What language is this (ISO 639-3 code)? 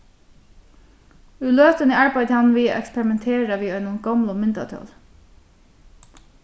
fao